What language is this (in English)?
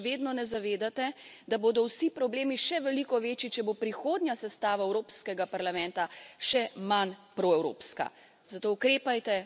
Slovenian